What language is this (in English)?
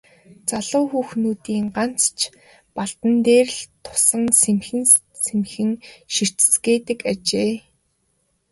Mongolian